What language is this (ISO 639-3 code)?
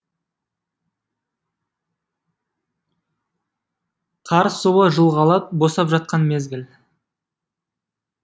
kaz